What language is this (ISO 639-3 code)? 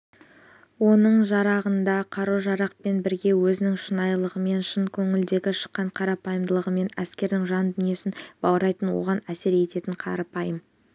kaz